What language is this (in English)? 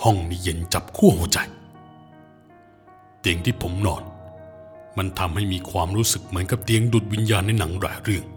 Thai